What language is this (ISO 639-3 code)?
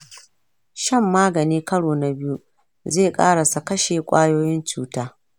hau